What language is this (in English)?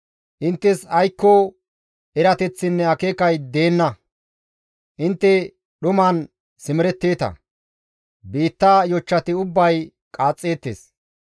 Gamo